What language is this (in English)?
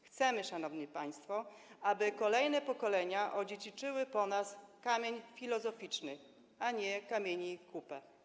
Polish